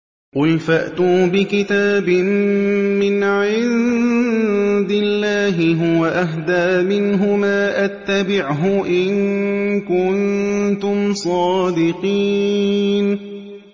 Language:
Arabic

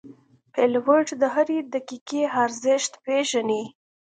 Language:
Pashto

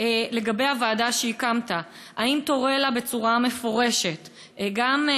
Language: Hebrew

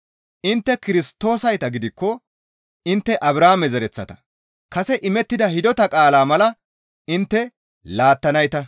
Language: Gamo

